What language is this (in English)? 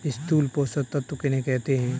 Hindi